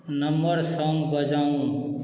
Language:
Maithili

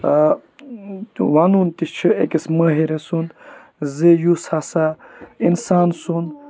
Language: Kashmiri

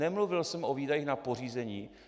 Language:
Czech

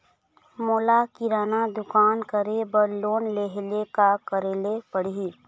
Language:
Chhattisgarhi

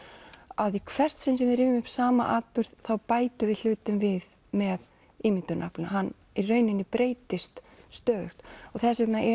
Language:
Icelandic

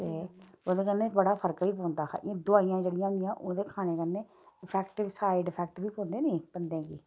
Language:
Dogri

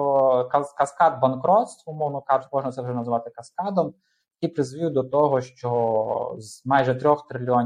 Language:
Ukrainian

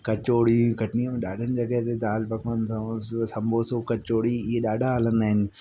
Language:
Sindhi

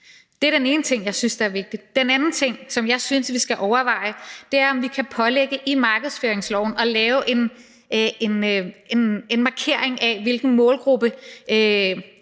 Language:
Danish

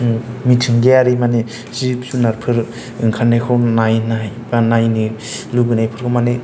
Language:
Bodo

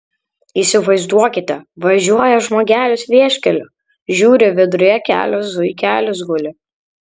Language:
Lithuanian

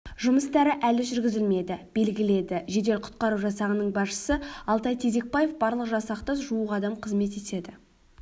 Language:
Kazakh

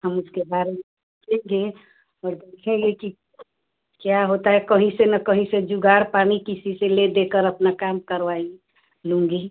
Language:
Hindi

